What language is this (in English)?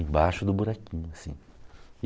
Portuguese